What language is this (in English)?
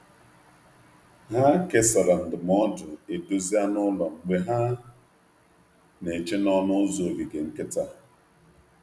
Igbo